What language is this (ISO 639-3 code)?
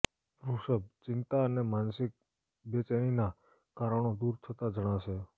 guj